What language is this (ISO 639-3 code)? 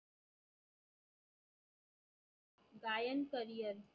mar